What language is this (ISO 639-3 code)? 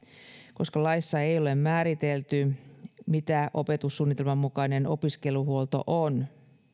fin